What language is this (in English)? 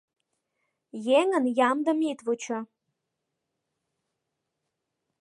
Mari